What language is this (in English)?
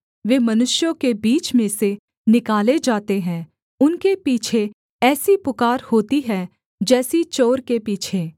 Hindi